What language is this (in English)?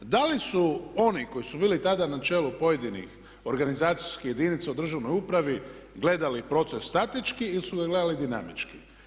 Croatian